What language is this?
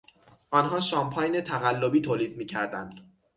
Persian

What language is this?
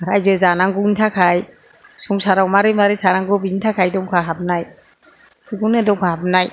Bodo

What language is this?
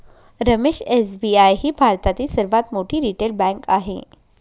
Marathi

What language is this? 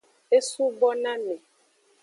Aja (Benin)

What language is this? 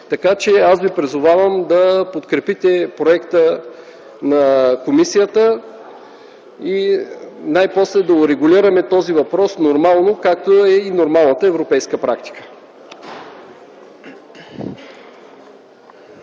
Bulgarian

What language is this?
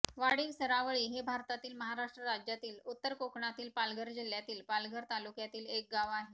Marathi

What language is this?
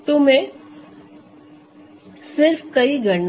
Hindi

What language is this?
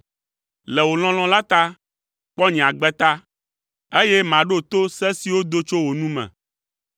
Ewe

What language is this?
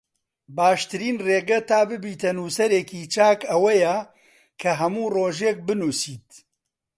Central Kurdish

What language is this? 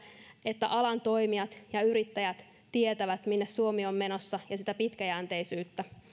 Finnish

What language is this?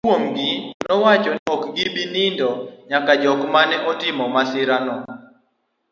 Luo (Kenya and Tanzania)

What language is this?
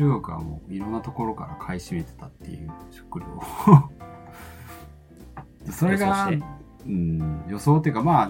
Japanese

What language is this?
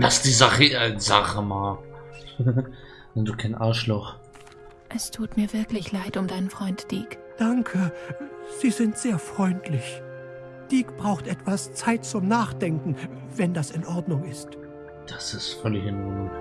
German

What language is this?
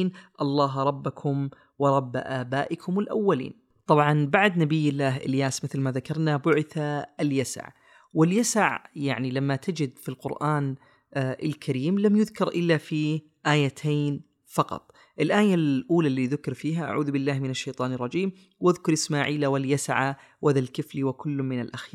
Arabic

